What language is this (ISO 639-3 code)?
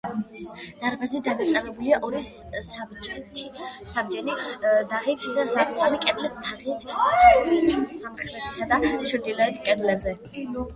kat